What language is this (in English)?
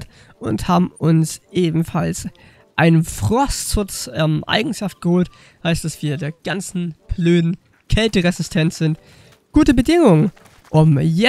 German